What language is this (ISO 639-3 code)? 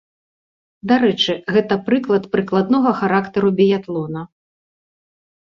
bel